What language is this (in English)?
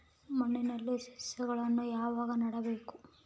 Kannada